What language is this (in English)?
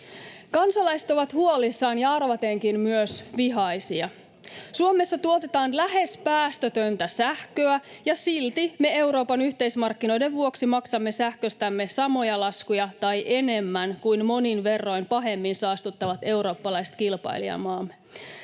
Finnish